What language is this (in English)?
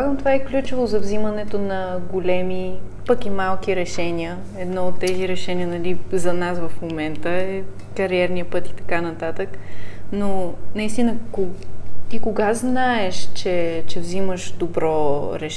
Bulgarian